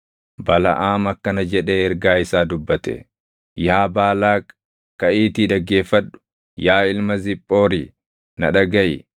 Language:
Oromo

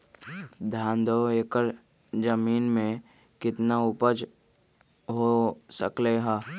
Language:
Magahi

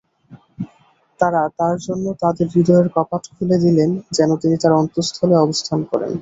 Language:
Bangla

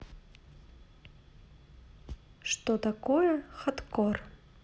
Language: Russian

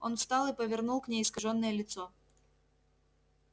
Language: Russian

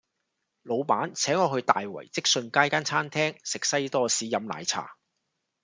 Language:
Cantonese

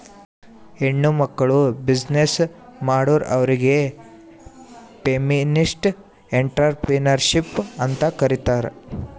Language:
Kannada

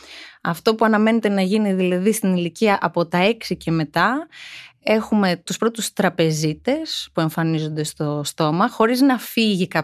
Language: Greek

